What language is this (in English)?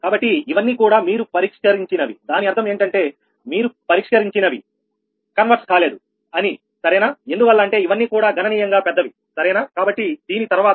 Telugu